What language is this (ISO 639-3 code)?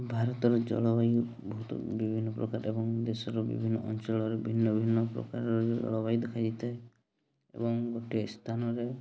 ori